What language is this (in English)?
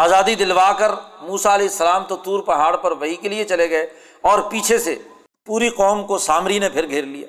Urdu